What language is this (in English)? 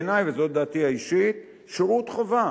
Hebrew